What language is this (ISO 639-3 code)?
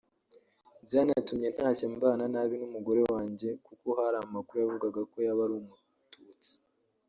kin